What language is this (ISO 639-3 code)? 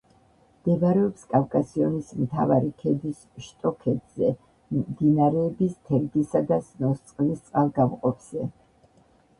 kat